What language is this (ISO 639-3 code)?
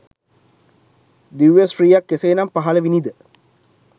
sin